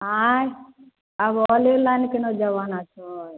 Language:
Maithili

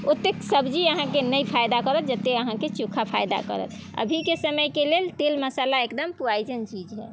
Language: Maithili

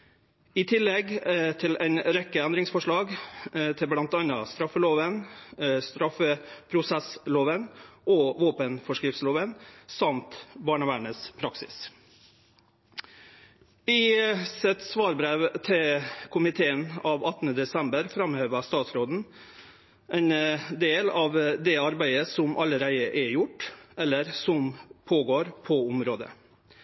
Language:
Norwegian Nynorsk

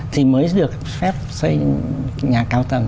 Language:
Vietnamese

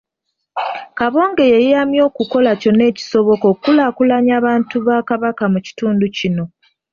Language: Ganda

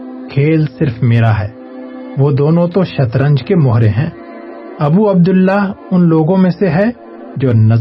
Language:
Urdu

